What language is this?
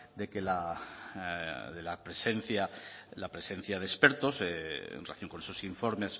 Spanish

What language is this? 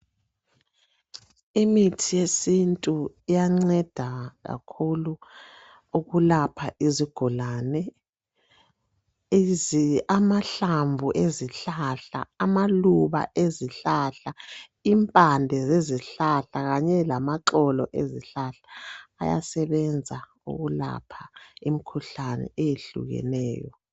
North Ndebele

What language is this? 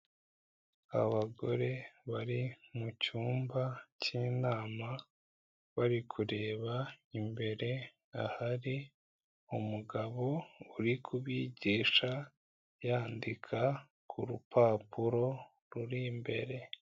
Kinyarwanda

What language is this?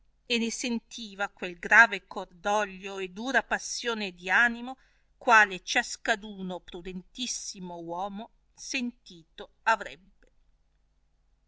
Italian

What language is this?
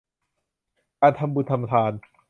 Thai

